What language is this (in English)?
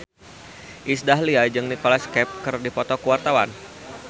Sundanese